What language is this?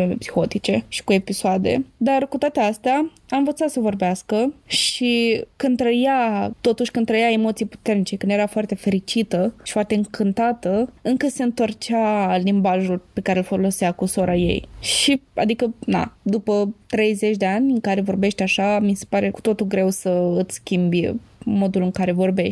Romanian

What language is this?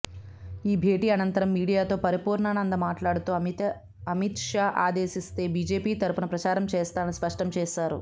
Telugu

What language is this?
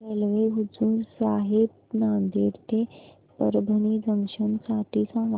Marathi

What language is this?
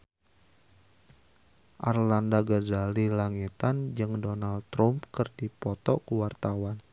Sundanese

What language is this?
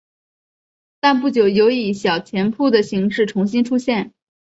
Chinese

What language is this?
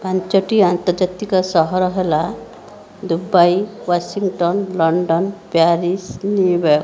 Odia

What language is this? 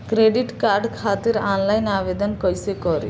Bhojpuri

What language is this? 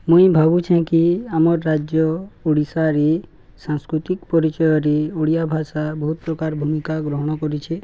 Odia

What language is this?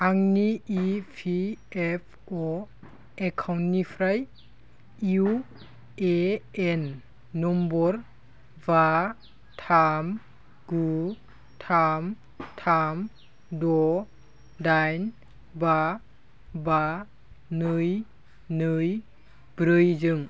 Bodo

